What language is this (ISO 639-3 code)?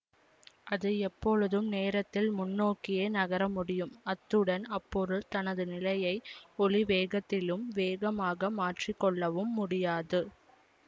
tam